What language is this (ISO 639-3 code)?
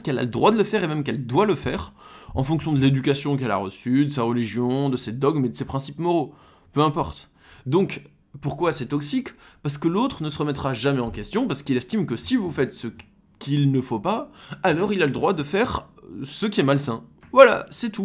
fra